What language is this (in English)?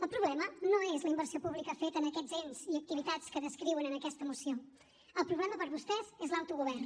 Catalan